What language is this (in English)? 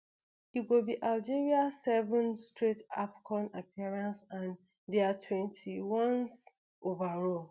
Nigerian Pidgin